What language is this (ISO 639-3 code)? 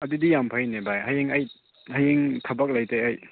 mni